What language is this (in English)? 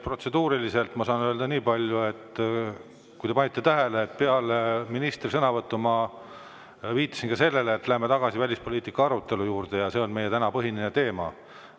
Estonian